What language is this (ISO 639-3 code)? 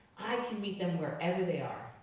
eng